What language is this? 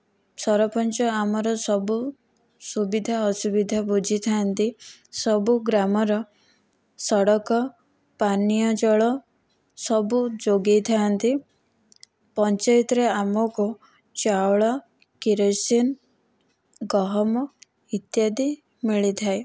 Odia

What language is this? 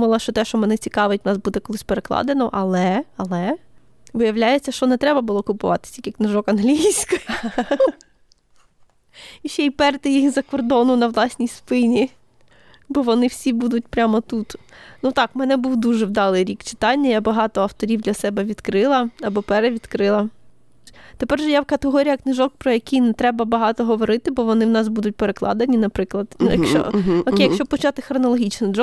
Ukrainian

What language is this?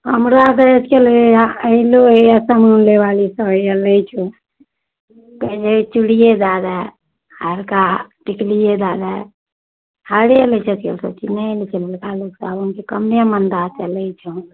Maithili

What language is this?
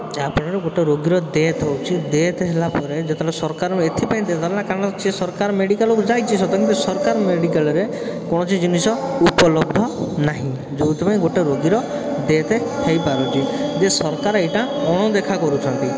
Odia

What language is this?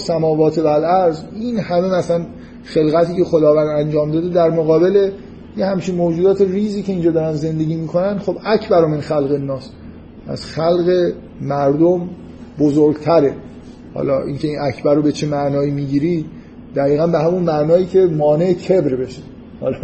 Persian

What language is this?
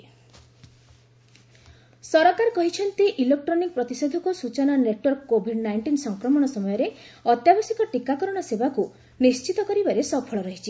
Odia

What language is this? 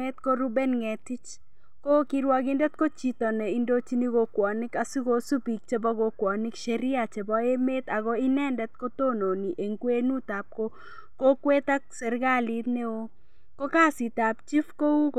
Kalenjin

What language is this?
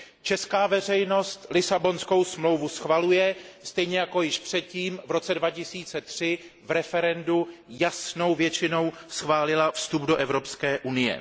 Czech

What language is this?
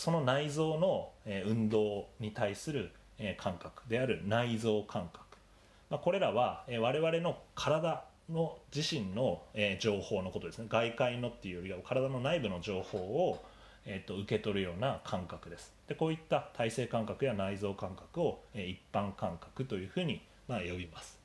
Japanese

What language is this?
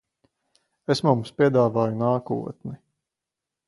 Latvian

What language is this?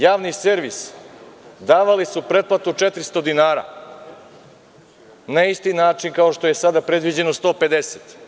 Serbian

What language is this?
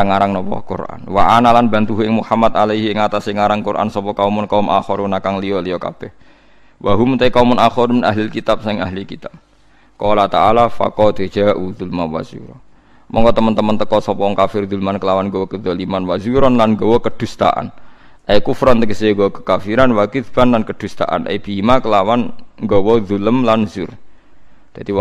Indonesian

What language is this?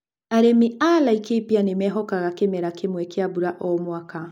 Kikuyu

